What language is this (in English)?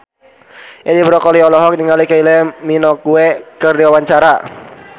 Sundanese